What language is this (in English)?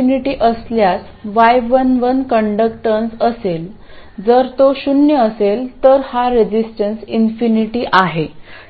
Marathi